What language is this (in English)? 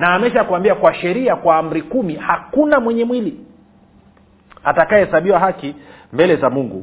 Swahili